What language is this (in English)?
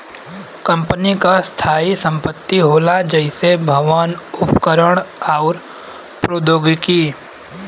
Bhojpuri